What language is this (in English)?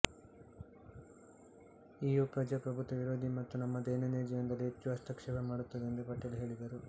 Kannada